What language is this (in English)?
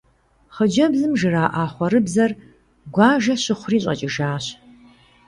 Kabardian